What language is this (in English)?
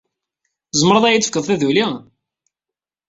Kabyle